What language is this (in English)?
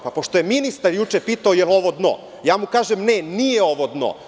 Serbian